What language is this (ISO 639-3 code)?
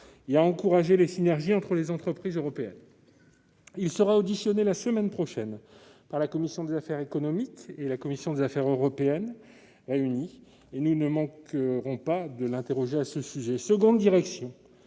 fra